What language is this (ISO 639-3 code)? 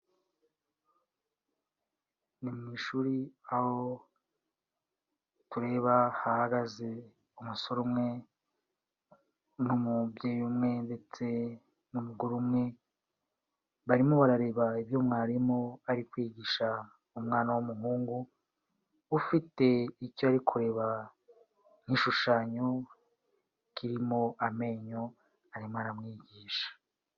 kin